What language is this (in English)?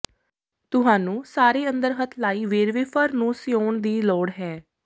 Punjabi